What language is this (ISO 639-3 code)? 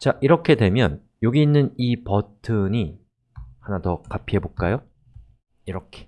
kor